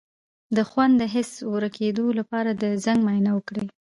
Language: Pashto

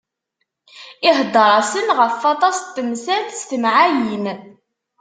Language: Kabyle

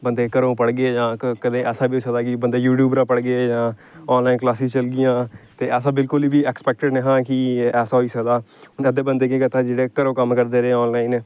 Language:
Dogri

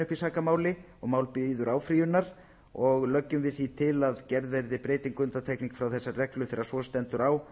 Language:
Icelandic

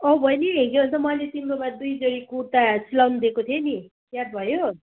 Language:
Nepali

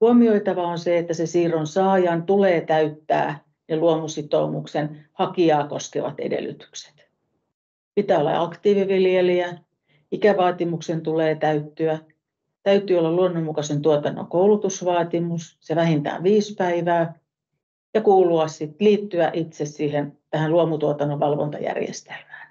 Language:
Finnish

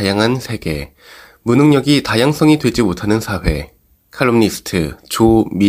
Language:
Korean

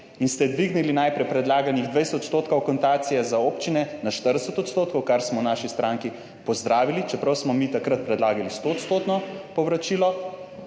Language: Slovenian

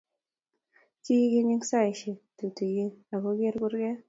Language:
Kalenjin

